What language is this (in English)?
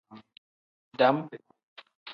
Tem